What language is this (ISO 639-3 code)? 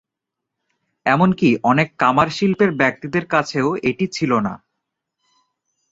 ben